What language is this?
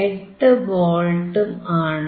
Malayalam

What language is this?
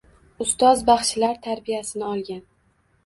Uzbek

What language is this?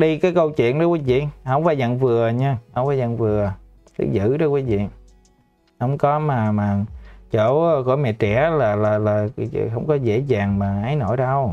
Vietnamese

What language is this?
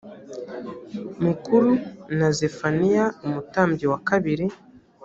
Kinyarwanda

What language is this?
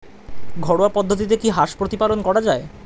Bangla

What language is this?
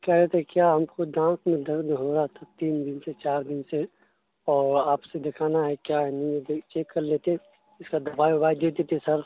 Urdu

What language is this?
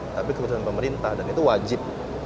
Indonesian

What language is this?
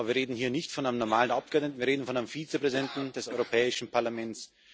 German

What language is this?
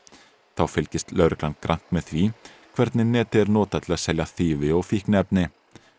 Icelandic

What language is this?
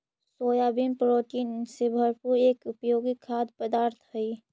Magahi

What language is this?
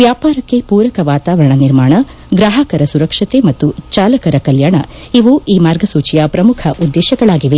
Kannada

